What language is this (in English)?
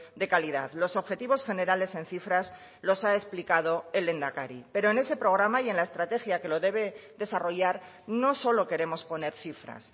Spanish